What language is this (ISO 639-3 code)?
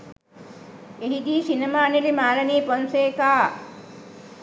sin